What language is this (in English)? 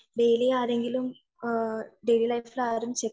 Malayalam